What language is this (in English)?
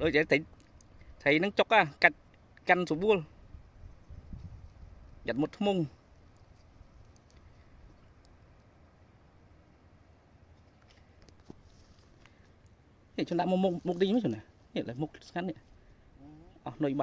Vietnamese